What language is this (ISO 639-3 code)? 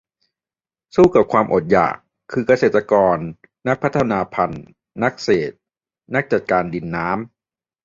tha